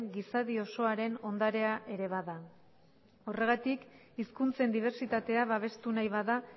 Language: Basque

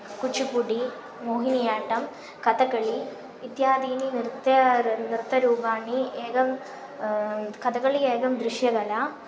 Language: Sanskrit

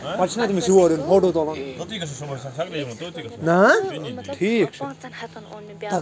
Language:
Kashmiri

